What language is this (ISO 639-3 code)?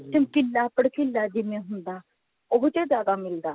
pan